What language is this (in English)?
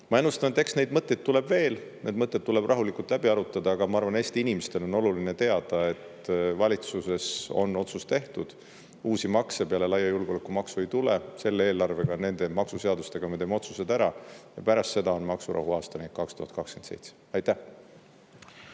Estonian